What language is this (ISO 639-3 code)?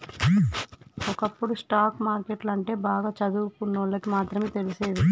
tel